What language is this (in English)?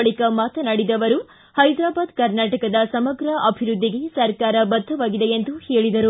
Kannada